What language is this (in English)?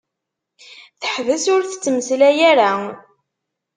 Kabyle